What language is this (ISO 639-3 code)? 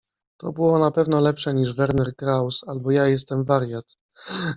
pol